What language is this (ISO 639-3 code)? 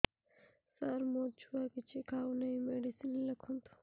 ori